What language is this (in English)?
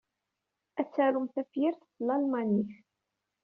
Kabyle